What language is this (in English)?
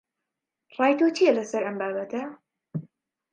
Central Kurdish